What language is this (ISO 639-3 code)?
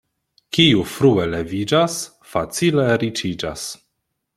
epo